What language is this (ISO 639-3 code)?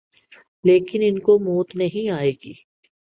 urd